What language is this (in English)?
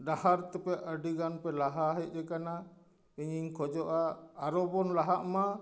Santali